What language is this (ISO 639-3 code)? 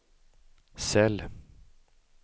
swe